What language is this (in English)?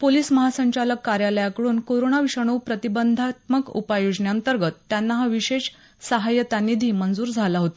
Marathi